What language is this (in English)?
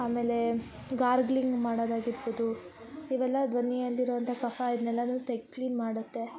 Kannada